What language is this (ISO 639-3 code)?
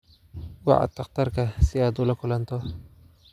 som